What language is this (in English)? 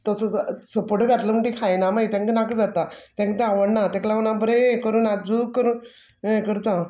Konkani